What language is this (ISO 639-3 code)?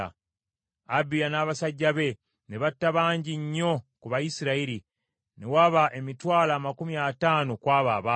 lug